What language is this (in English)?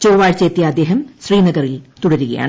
Malayalam